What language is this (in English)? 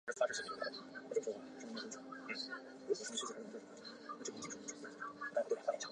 Chinese